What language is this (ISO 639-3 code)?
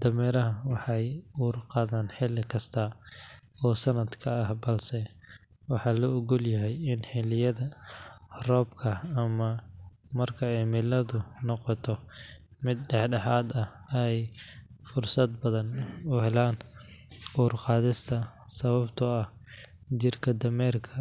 som